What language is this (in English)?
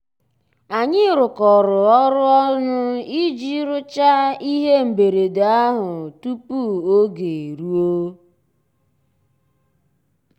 Igbo